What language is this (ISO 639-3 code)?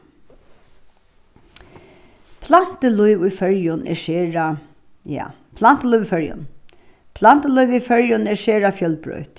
fao